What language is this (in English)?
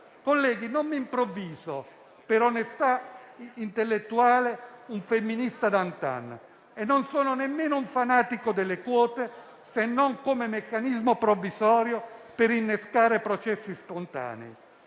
Italian